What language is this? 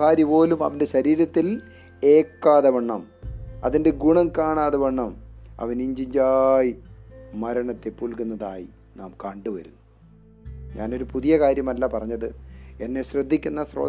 Malayalam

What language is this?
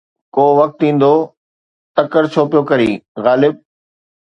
Sindhi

